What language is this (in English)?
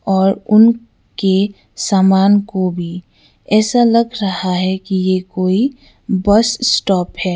Hindi